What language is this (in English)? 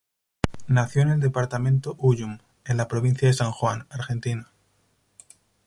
Spanish